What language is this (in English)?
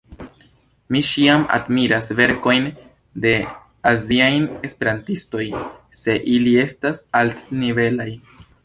Esperanto